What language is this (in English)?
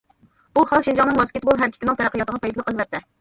Uyghur